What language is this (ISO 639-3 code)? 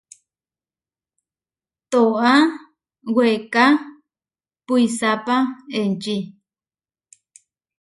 var